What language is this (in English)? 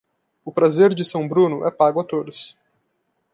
Portuguese